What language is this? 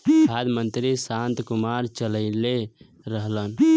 Bhojpuri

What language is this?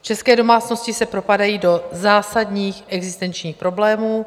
Czech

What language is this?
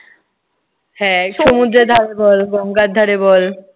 Bangla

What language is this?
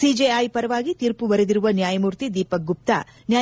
Kannada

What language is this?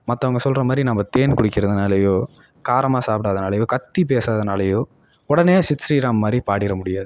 Tamil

